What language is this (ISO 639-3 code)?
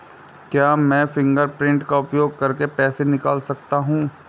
hin